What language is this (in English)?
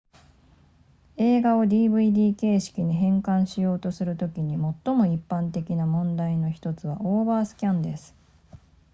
Japanese